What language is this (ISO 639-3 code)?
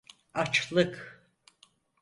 tur